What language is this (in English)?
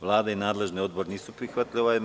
Serbian